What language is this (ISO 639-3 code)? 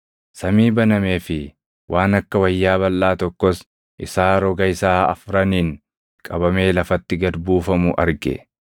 orm